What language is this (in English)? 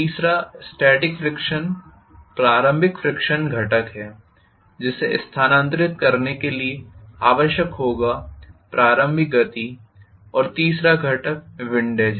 Hindi